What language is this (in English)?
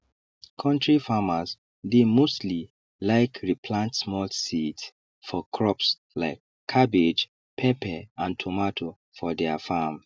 Nigerian Pidgin